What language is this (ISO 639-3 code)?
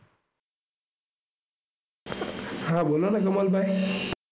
guj